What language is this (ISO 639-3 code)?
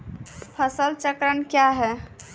mai